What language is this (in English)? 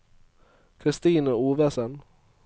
Norwegian